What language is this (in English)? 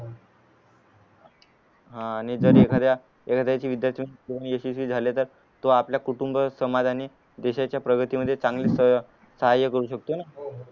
Marathi